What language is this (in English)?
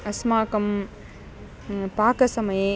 Sanskrit